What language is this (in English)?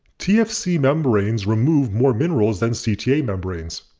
English